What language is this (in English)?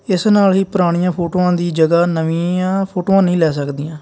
Punjabi